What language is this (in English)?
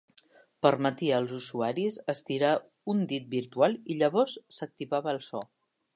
Catalan